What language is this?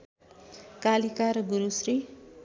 Nepali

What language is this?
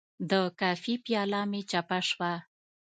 Pashto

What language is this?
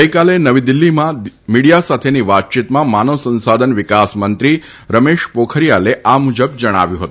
Gujarati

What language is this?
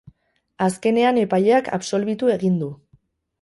Basque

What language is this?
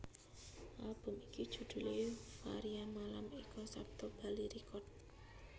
Javanese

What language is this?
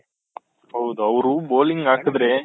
Kannada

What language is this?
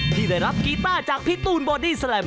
Thai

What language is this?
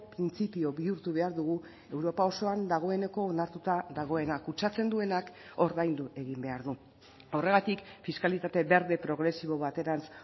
Basque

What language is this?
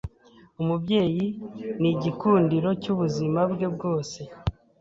Kinyarwanda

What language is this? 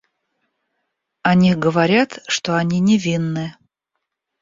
Russian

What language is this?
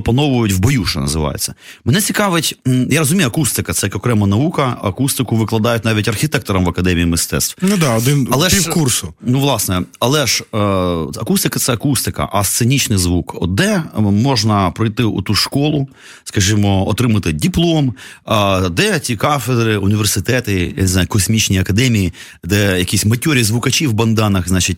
Ukrainian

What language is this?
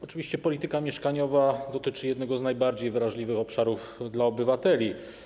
Polish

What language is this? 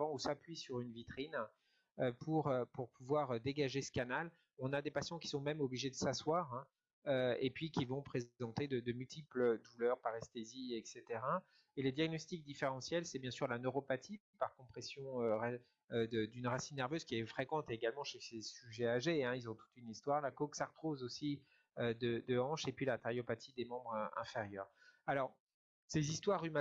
French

